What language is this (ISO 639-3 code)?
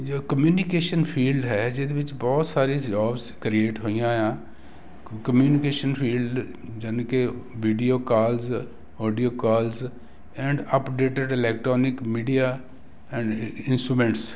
pan